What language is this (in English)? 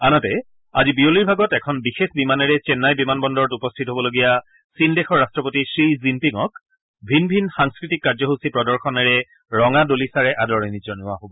Assamese